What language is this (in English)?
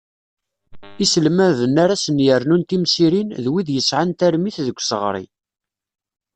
Kabyle